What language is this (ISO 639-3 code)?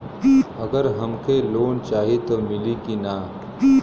bho